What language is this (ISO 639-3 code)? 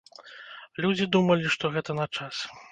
bel